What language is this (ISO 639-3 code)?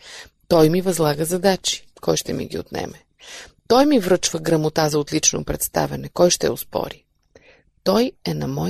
bul